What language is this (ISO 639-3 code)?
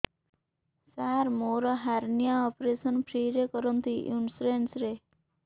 ori